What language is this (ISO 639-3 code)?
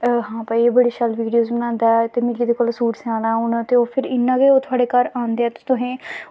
doi